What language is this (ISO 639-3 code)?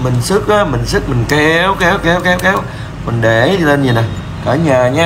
vie